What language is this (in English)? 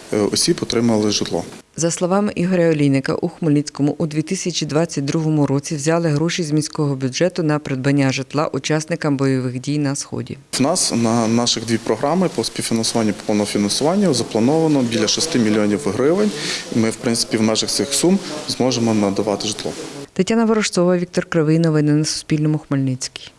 Ukrainian